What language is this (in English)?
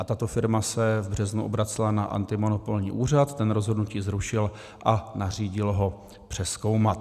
Czech